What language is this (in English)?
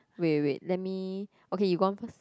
English